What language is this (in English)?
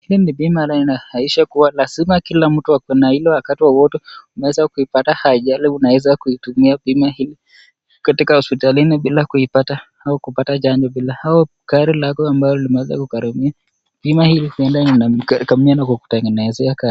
Swahili